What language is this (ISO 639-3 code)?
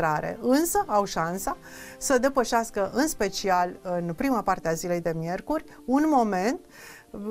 ron